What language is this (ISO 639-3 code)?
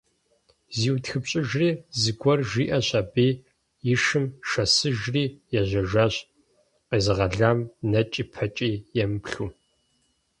kbd